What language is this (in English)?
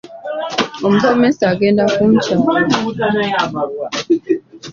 Ganda